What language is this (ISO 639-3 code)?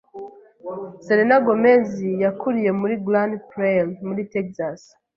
kin